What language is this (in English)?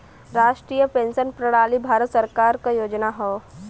Bhojpuri